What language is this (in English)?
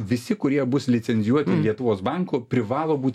Lithuanian